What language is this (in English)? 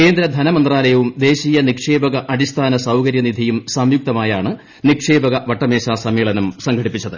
Malayalam